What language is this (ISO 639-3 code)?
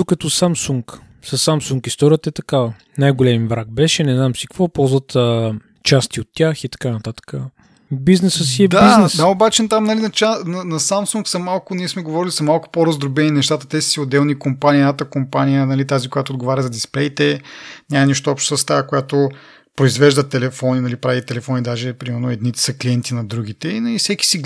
bul